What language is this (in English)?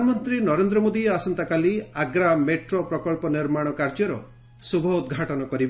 Odia